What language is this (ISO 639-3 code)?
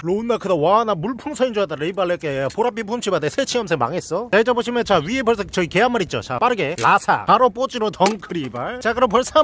kor